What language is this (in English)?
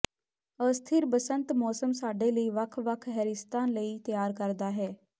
Punjabi